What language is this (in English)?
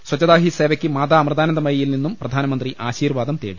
Malayalam